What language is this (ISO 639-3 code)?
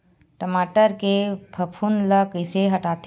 hne